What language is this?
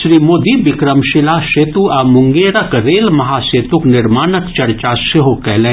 Maithili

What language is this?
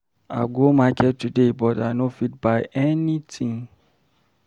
Nigerian Pidgin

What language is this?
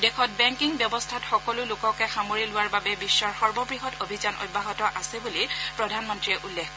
Assamese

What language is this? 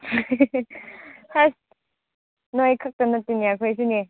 Manipuri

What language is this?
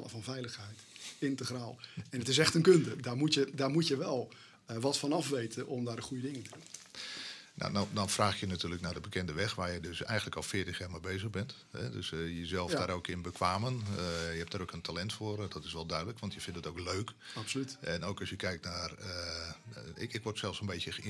Dutch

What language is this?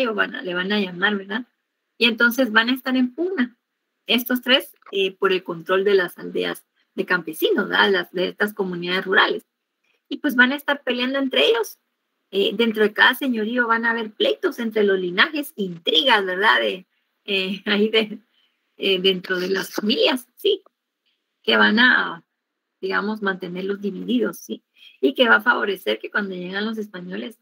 Spanish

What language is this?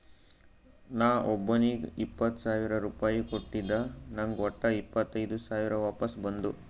Kannada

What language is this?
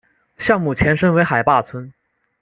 Chinese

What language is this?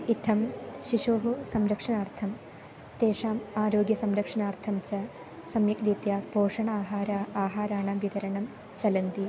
Sanskrit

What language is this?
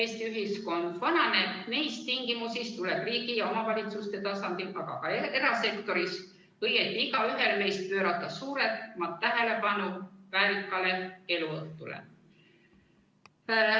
Estonian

